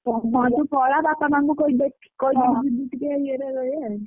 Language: Odia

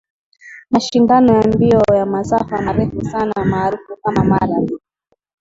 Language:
Swahili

